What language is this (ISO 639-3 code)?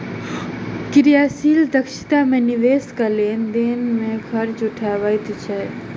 mai